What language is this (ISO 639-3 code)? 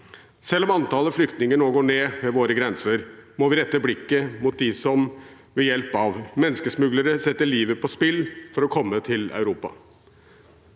nor